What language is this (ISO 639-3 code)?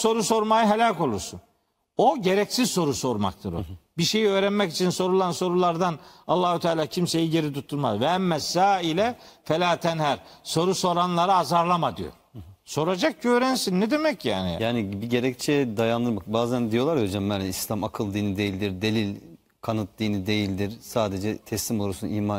tur